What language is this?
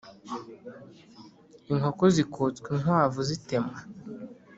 Kinyarwanda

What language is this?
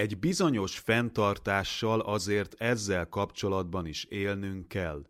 Hungarian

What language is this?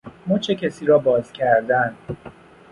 Persian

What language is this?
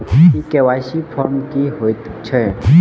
Maithili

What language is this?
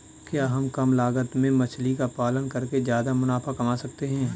Hindi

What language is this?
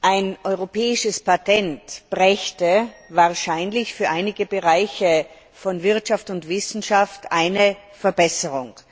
German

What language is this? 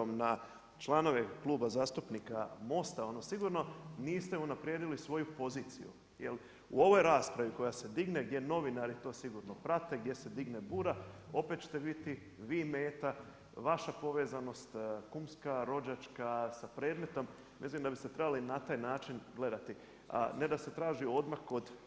Croatian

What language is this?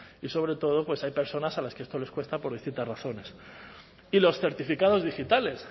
Spanish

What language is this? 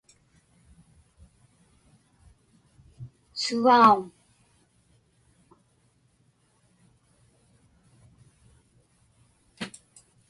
Inupiaq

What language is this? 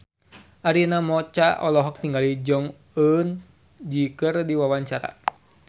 Sundanese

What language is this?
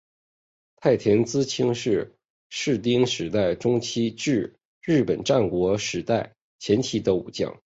Chinese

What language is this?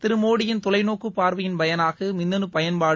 Tamil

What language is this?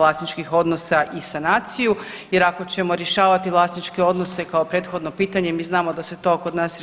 Croatian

